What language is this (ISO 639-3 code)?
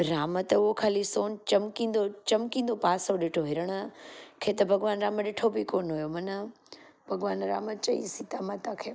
snd